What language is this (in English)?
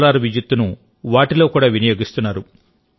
Telugu